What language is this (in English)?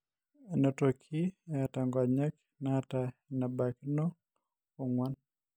Masai